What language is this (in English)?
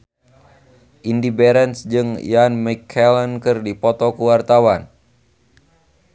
Sundanese